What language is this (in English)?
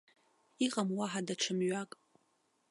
Abkhazian